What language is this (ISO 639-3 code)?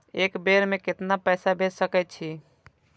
mai